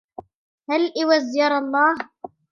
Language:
Arabic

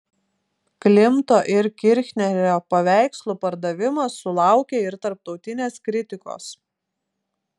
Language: Lithuanian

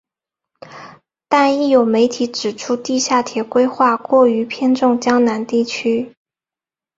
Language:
Chinese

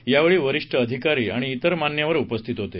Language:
Marathi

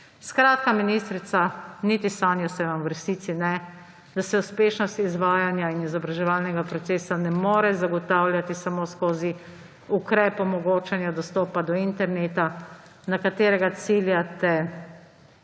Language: Slovenian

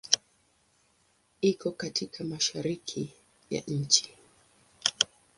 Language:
Swahili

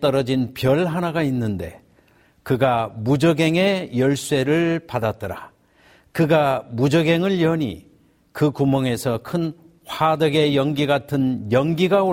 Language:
Korean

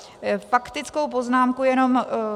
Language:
Czech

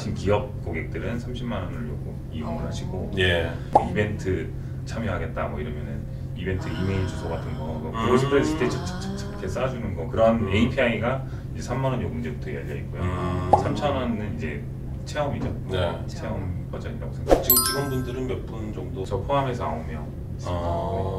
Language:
Korean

